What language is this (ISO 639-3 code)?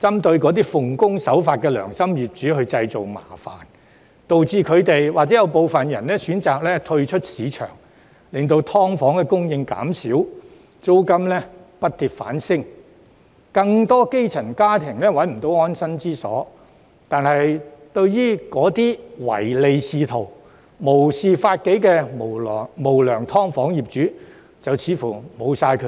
yue